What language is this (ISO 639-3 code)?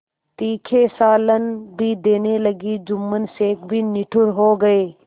hin